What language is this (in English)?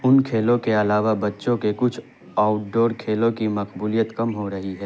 Urdu